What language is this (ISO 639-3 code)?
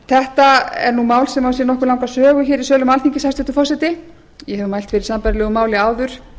isl